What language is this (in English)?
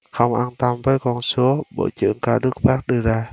Vietnamese